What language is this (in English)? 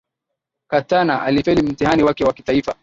Swahili